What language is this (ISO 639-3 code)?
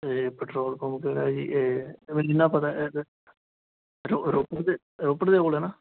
pan